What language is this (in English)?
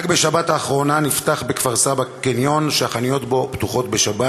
Hebrew